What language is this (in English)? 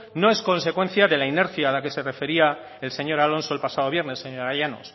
Spanish